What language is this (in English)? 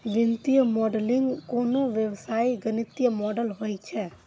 Maithili